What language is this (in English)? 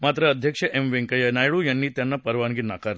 Marathi